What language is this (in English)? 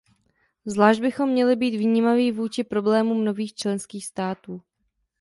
Czech